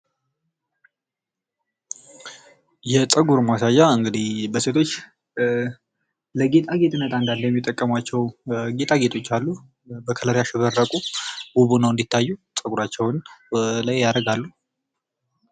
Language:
Amharic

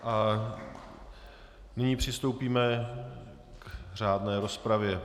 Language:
Czech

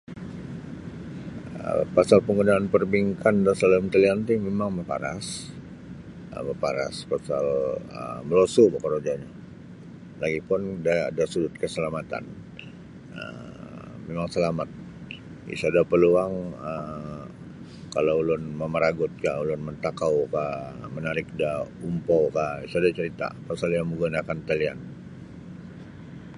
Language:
Sabah Bisaya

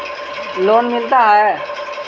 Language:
Magahi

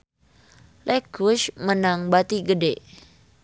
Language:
Sundanese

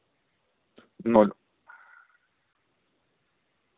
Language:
Russian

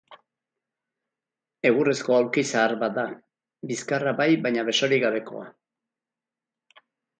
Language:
Basque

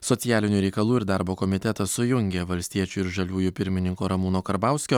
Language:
Lithuanian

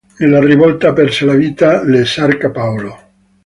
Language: Italian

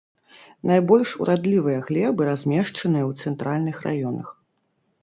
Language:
Belarusian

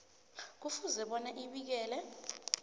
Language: South Ndebele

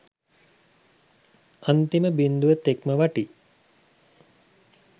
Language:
Sinhala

